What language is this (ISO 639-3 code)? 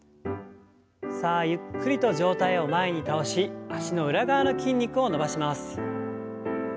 jpn